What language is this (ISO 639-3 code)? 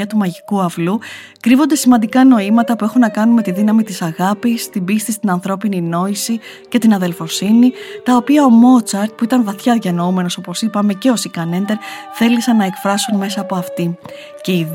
ell